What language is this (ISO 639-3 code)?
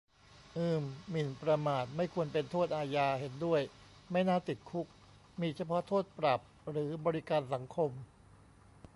tha